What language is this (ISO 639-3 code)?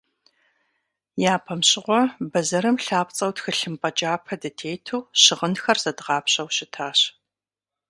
kbd